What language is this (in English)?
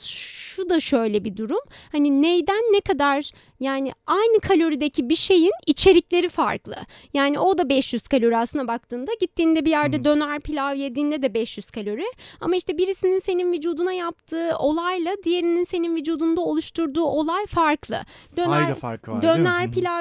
Turkish